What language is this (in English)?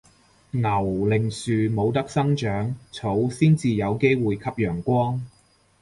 Cantonese